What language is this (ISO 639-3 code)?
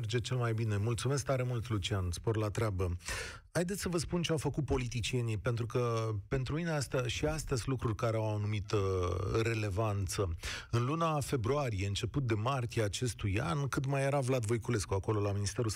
ron